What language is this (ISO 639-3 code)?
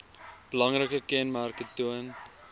afr